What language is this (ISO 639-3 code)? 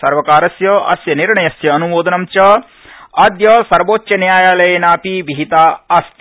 san